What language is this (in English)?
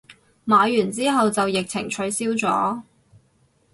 Cantonese